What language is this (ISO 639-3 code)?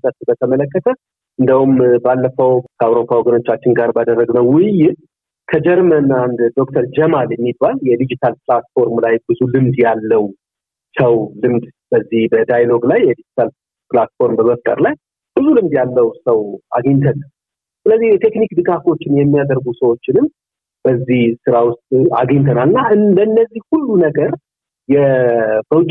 amh